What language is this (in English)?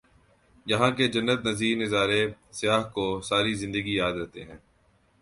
Urdu